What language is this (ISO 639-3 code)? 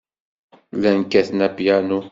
kab